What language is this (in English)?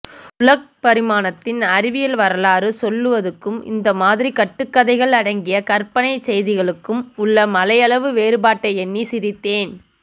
Tamil